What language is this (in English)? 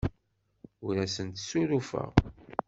Kabyle